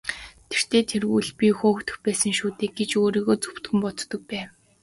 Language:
Mongolian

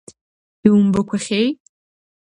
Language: Abkhazian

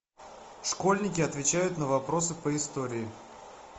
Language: Russian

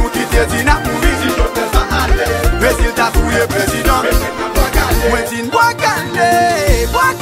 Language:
French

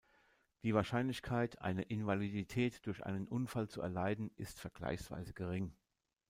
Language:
German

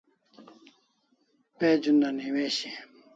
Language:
Kalasha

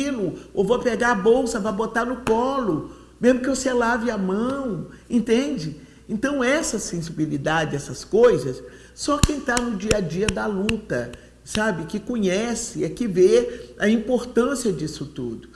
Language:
Portuguese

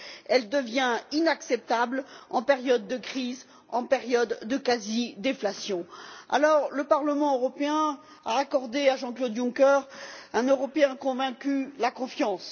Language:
French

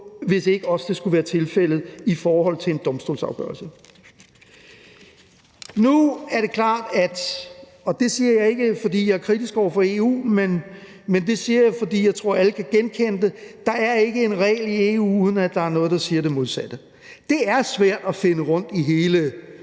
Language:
Danish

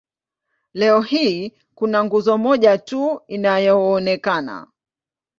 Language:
Swahili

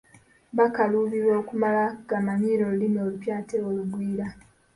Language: Ganda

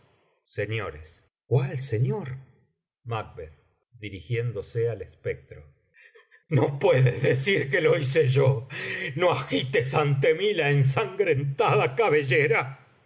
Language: Spanish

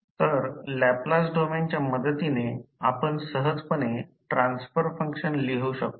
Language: Marathi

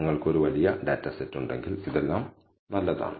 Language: Malayalam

